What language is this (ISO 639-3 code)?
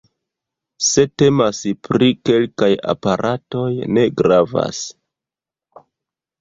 epo